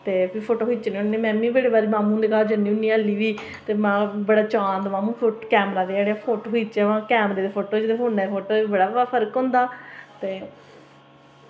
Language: Dogri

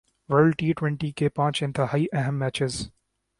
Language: Urdu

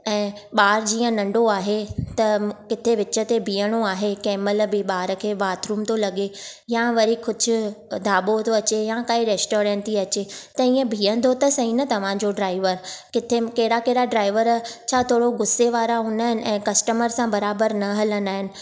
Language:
Sindhi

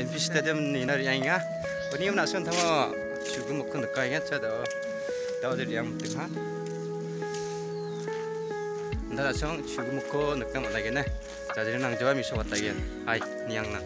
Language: Korean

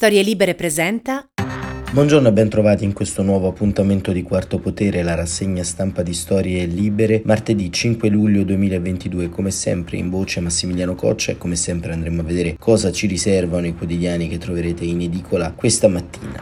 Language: Italian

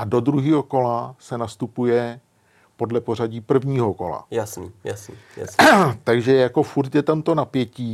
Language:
Czech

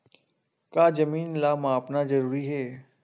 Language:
Chhattisgarhi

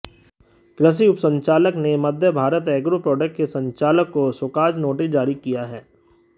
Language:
Hindi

